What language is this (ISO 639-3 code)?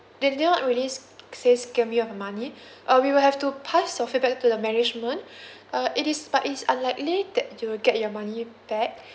eng